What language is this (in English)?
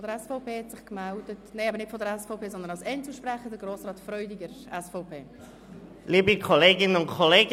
Swiss German